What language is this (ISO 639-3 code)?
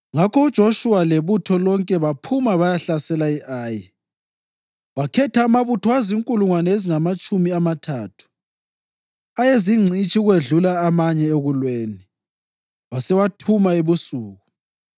nde